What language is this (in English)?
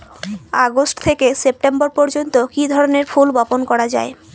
Bangla